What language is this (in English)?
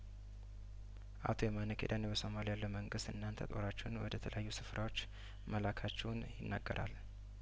Amharic